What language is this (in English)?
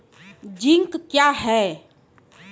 Maithili